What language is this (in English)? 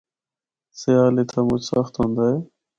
Northern Hindko